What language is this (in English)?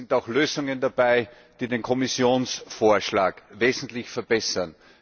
German